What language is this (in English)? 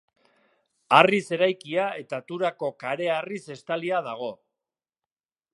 Basque